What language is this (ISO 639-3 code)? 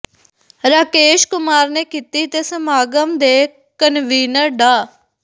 pan